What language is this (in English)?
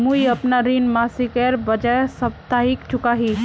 Magahi